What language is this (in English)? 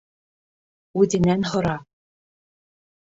Bashkir